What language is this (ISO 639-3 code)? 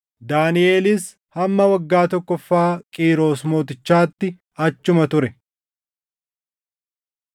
orm